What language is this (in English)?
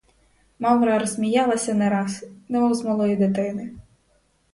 Ukrainian